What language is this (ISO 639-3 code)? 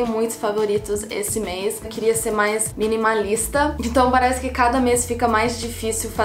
por